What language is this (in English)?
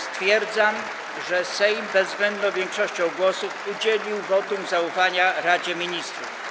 Polish